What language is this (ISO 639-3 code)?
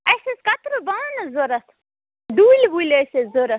kas